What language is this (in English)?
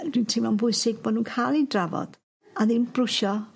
Welsh